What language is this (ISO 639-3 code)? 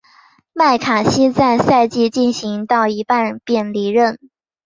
zho